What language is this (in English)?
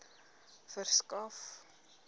Afrikaans